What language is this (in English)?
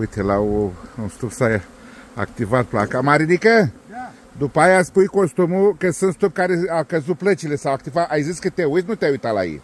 Romanian